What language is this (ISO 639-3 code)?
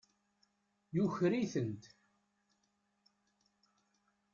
kab